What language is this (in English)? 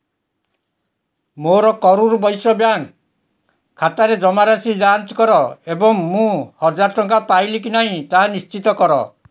Odia